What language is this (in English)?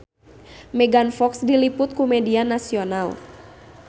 Sundanese